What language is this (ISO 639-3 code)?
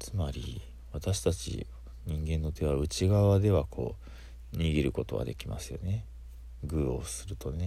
jpn